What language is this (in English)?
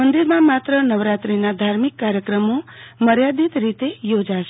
Gujarati